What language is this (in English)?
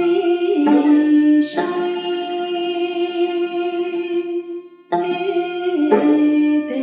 Vietnamese